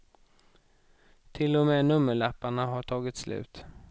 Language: Swedish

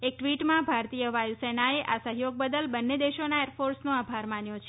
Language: Gujarati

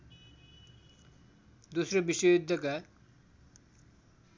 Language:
Nepali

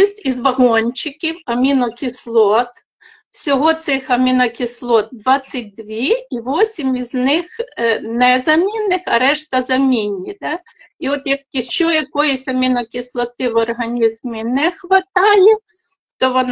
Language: Ukrainian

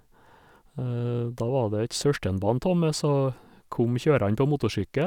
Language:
Norwegian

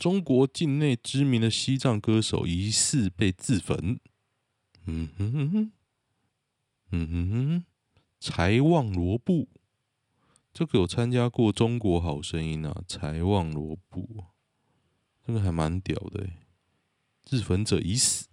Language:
Chinese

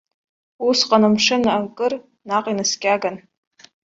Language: Abkhazian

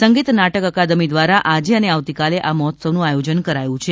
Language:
Gujarati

